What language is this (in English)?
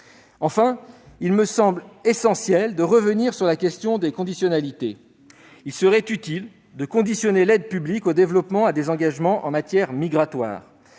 French